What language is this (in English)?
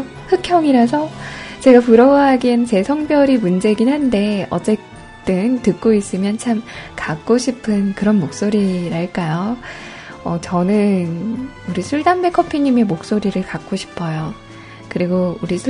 Korean